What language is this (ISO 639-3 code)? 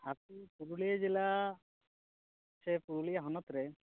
sat